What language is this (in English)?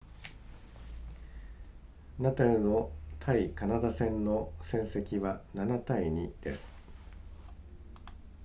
Japanese